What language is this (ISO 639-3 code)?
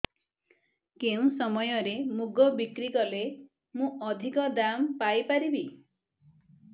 ori